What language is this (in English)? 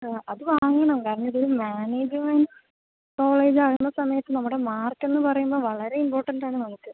Malayalam